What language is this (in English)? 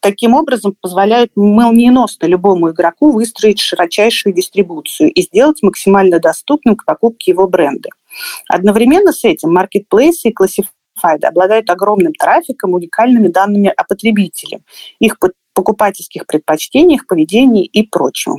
Russian